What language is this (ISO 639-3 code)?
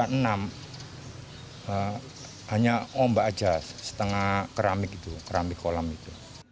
ind